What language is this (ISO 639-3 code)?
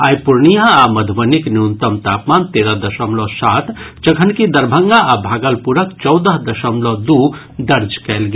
mai